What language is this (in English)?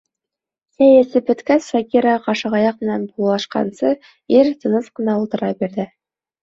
Bashkir